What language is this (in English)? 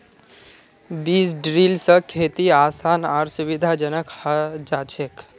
Magahi